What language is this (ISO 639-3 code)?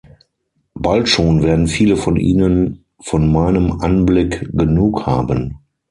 deu